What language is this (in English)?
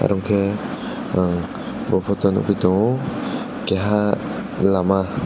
Kok Borok